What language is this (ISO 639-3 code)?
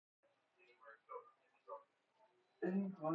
fas